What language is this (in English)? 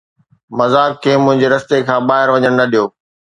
Sindhi